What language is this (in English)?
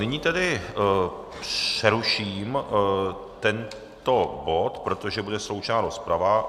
Czech